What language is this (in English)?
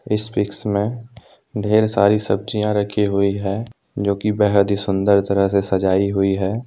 Hindi